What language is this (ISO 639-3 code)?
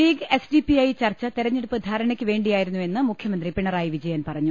mal